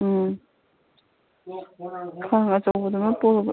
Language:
Manipuri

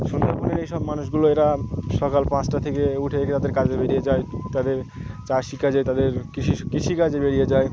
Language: Bangla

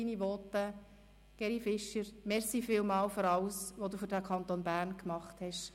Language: Swiss German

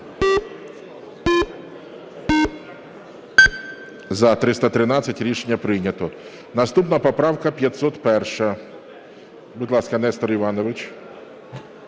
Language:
Ukrainian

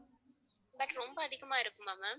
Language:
Tamil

